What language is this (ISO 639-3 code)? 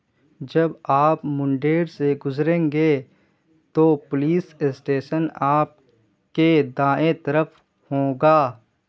urd